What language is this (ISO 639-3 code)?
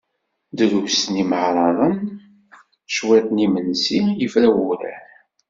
kab